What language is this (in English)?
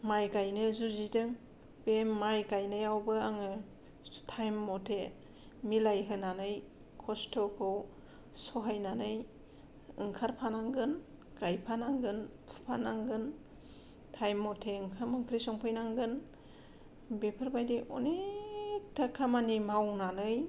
Bodo